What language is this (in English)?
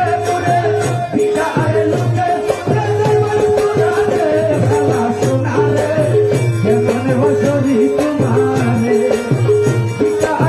Bangla